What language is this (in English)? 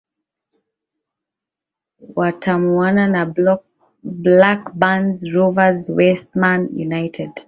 Swahili